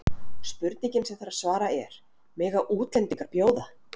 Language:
Icelandic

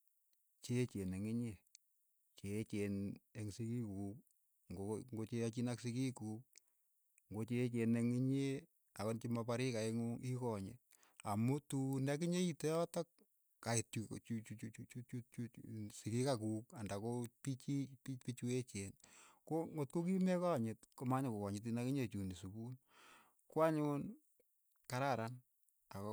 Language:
Keiyo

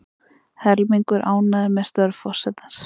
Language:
Icelandic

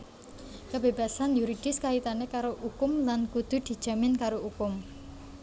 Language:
Javanese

